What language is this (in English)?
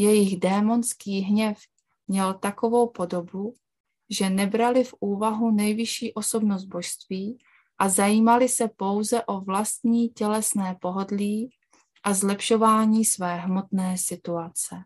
Czech